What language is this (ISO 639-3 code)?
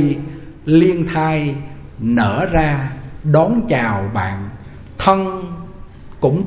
vie